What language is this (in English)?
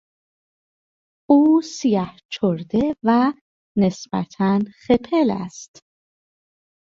Persian